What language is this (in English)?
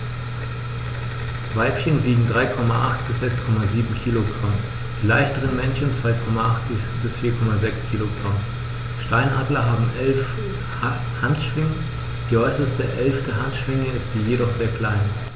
German